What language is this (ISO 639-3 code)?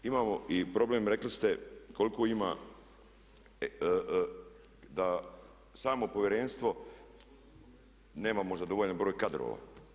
hrv